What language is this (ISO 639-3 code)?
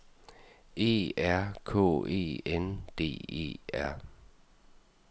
dan